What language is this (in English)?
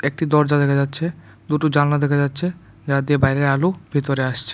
Bangla